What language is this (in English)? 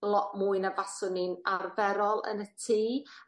Welsh